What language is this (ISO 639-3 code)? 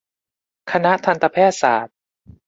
tha